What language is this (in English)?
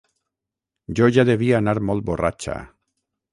Catalan